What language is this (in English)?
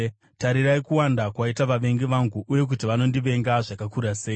Shona